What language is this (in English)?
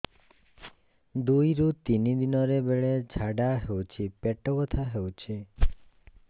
Odia